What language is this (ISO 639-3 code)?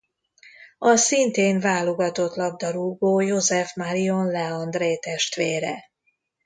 hun